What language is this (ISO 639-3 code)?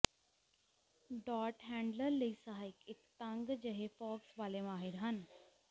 pan